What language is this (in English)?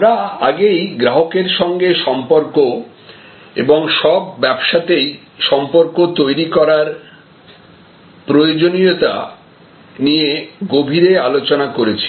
Bangla